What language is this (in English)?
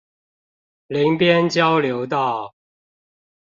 Chinese